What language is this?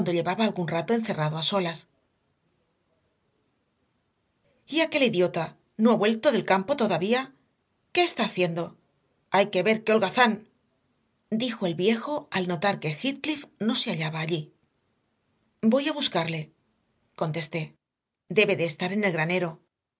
Spanish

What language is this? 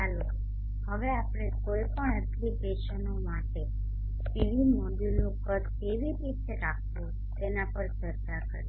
Gujarati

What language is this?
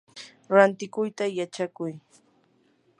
Yanahuanca Pasco Quechua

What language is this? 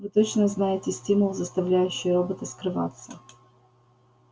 Russian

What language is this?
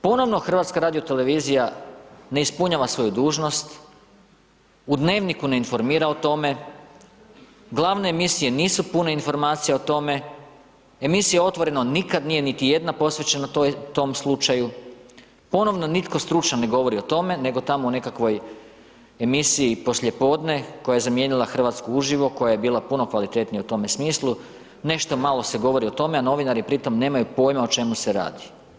Croatian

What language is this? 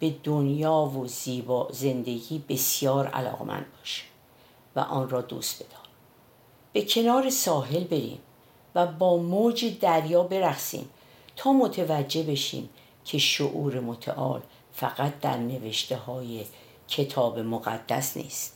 Persian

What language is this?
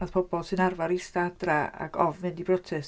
Welsh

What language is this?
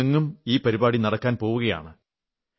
Malayalam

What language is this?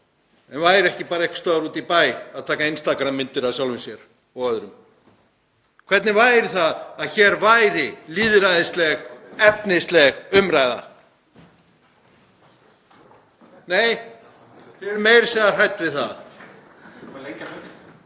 Icelandic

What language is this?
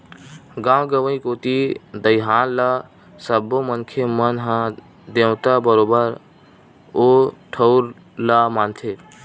Chhattisgarhi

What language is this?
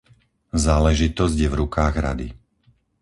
Slovak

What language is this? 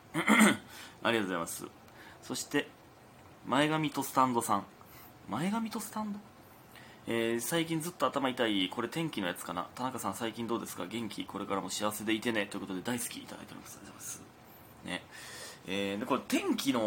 Japanese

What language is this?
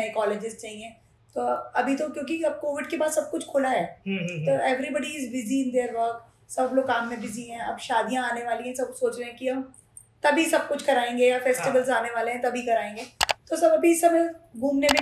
Hindi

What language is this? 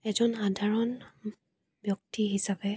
Assamese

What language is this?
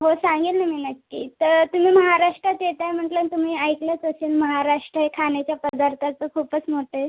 Marathi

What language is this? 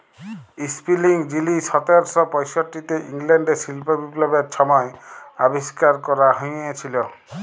Bangla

